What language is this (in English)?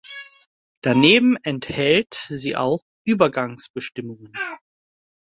German